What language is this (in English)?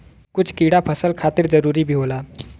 Bhojpuri